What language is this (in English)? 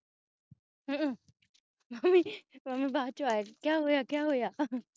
Punjabi